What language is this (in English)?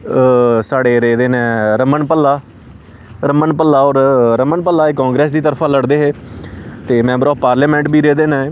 Dogri